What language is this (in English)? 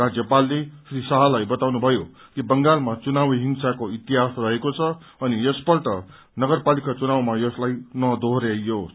Nepali